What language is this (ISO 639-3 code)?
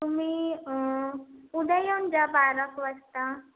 mar